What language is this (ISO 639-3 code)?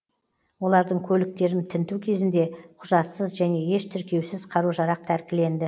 kaz